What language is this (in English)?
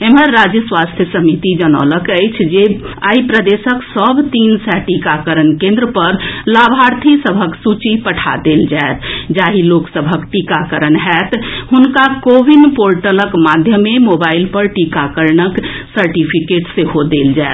Maithili